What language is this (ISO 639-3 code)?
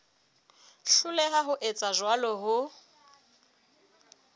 sot